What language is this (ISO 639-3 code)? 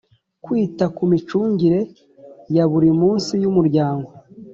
kin